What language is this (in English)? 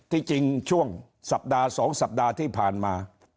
Thai